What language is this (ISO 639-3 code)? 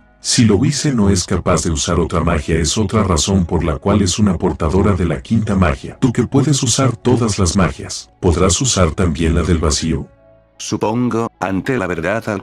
spa